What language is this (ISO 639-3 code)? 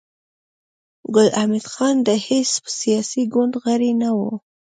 pus